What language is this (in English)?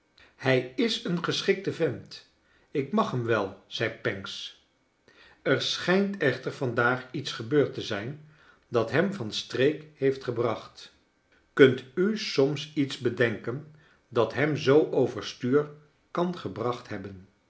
Dutch